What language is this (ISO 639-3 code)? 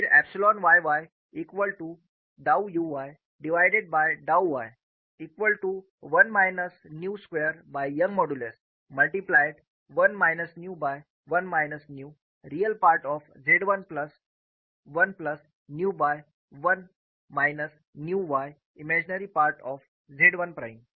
hin